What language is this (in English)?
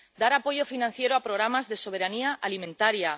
Spanish